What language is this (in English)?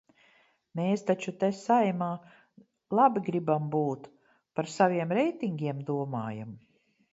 Latvian